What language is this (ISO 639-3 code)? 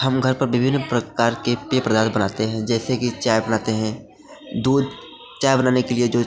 hin